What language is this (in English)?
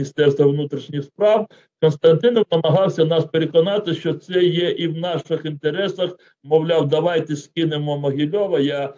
Ukrainian